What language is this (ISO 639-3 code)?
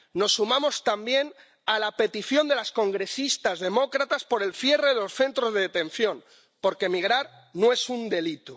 spa